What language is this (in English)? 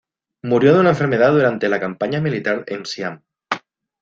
Spanish